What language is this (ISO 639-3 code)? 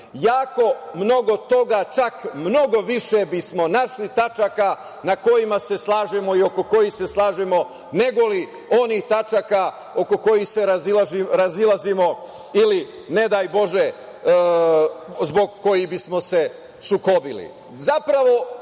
srp